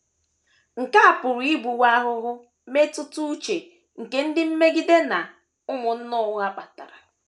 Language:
Igbo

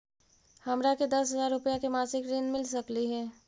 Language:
Magahi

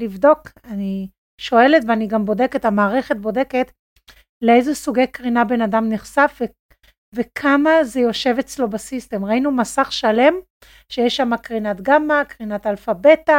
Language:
Hebrew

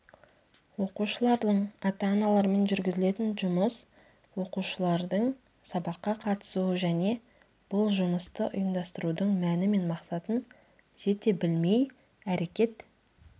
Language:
Kazakh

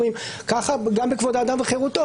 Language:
Hebrew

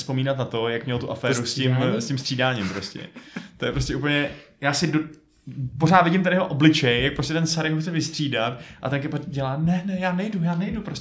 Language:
Czech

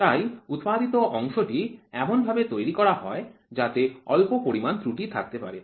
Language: Bangla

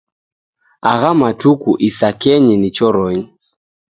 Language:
Taita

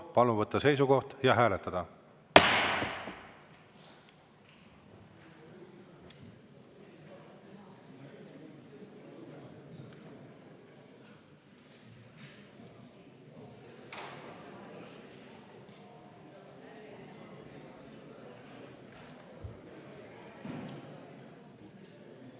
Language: Estonian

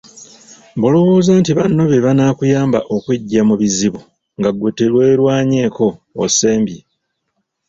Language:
Ganda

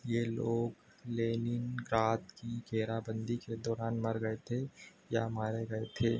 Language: Hindi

